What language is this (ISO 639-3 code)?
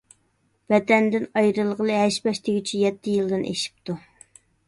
uig